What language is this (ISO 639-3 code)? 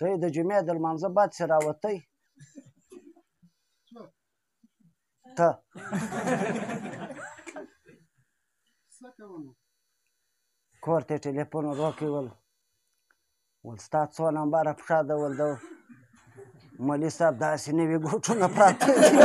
ron